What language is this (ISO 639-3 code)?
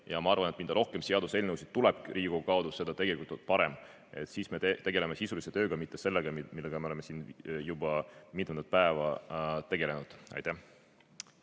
est